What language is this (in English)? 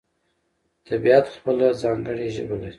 Pashto